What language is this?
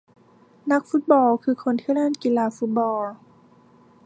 Thai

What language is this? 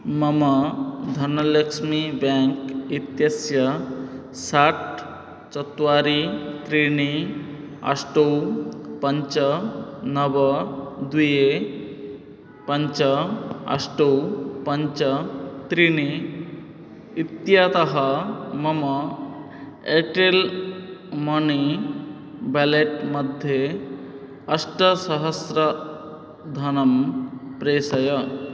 Sanskrit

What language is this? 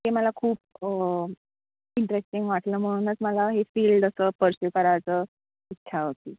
Marathi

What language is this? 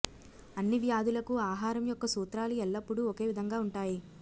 Telugu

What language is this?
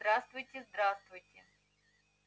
Russian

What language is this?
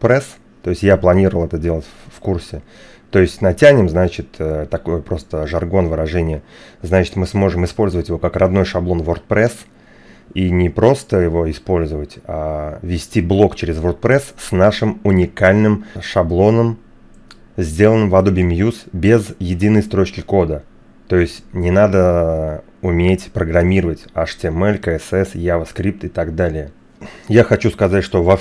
Russian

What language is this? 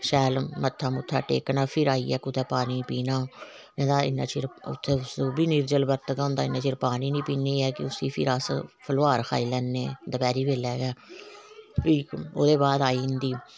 Dogri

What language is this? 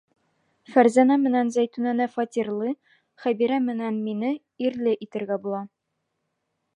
Bashkir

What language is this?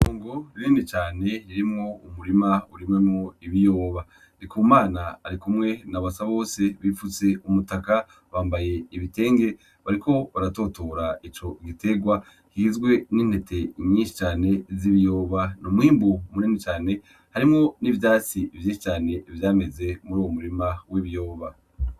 Rundi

